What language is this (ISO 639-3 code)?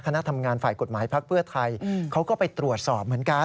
tha